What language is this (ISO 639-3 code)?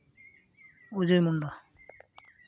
sat